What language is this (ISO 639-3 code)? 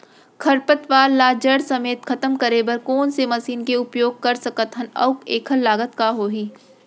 hne